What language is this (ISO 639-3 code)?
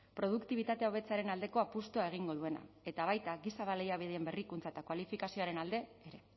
eus